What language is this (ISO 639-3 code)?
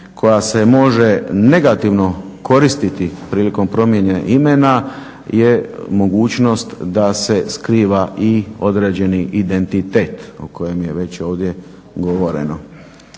hrv